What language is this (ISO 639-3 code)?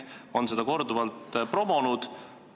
est